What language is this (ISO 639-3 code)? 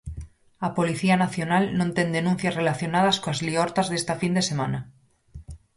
glg